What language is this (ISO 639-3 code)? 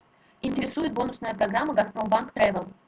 rus